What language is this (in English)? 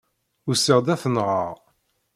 Kabyle